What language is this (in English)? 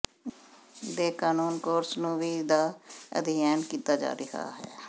Punjabi